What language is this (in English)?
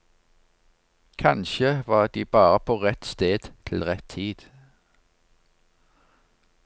Norwegian